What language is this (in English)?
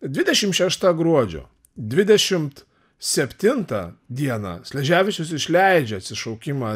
Lithuanian